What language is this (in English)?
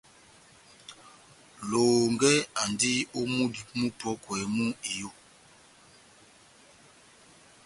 Batanga